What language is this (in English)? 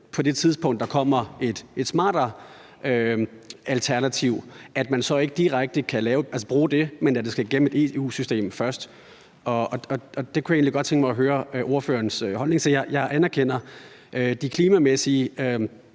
Danish